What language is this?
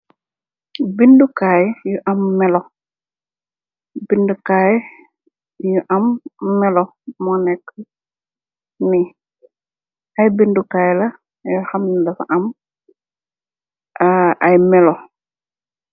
Wolof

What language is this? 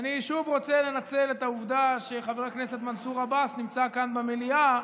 Hebrew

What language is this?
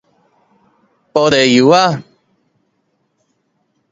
Min Nan Chinese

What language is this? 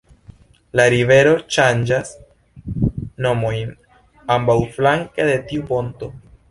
Esperanto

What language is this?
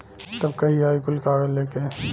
Bhojpuri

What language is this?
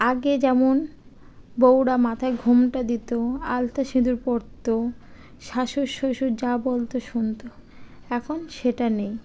Bangla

